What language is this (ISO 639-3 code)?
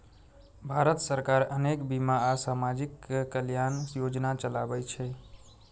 mai